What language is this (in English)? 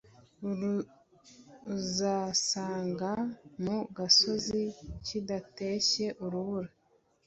Kinyarwanda